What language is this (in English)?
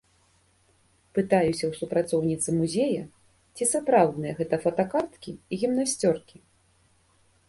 Belarusian